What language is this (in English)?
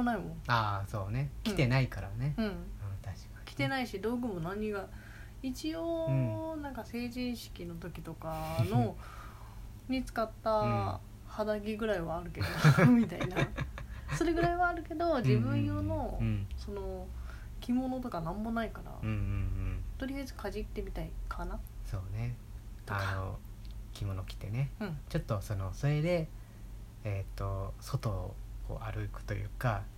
Japanese